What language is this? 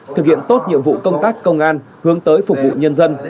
Vietnamese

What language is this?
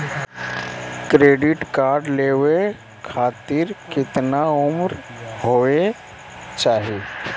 Magahi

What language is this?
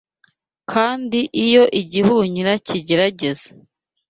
Kinyarwanda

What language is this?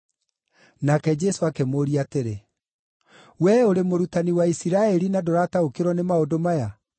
Kikuyu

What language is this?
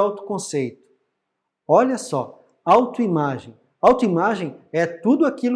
Portuguese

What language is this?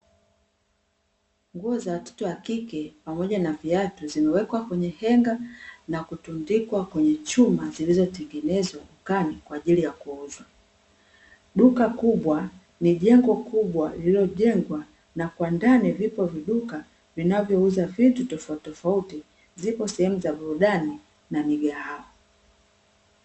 Swahili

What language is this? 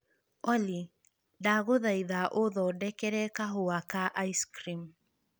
Kikuyu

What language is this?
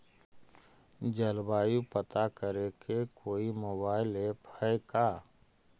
Magahi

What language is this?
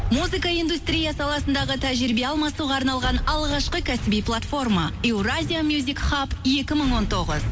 Kazakh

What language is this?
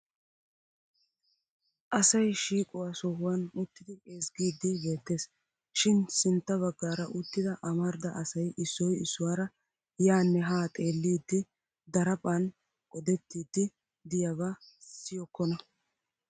Wolaytta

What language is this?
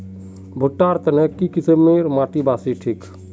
Magahi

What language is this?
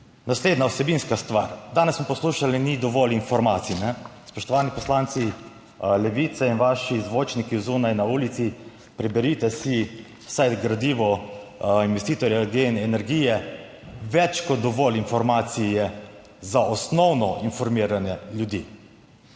Slovenian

